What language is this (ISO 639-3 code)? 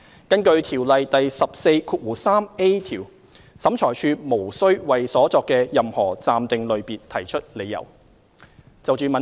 yue